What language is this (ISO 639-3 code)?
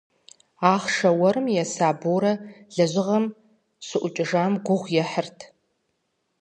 kbd